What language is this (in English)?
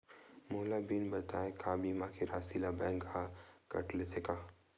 Chhattisgarhi